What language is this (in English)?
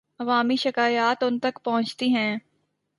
Urdu